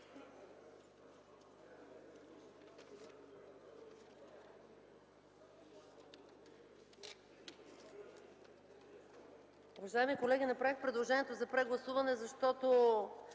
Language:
Bulgarian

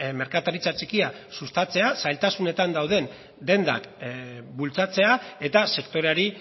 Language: Basque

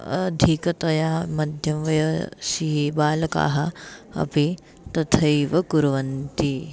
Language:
Sanskrit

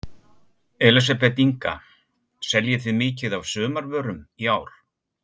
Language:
Icelandic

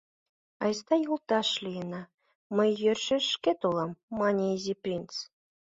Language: Mari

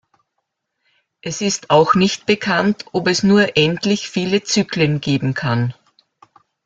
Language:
German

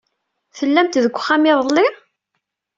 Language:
Kabyle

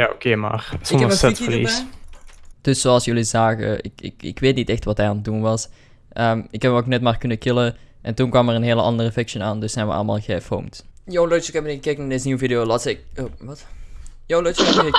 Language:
Dutch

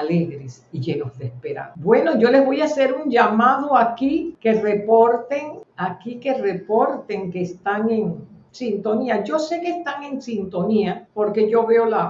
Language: Spanish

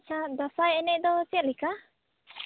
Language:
Santali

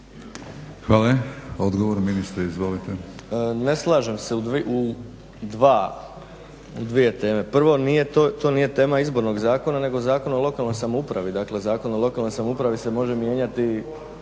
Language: Croatian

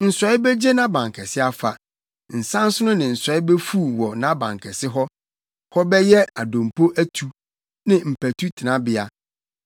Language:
Akan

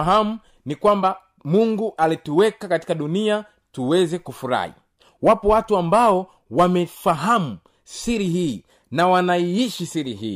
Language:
Swahili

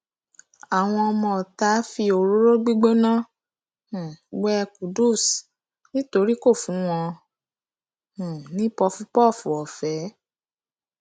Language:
Yoruba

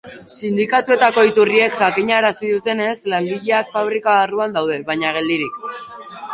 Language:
Basque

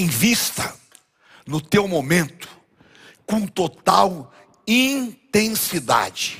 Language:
Portuguese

